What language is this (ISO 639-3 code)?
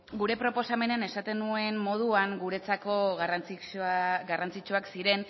eus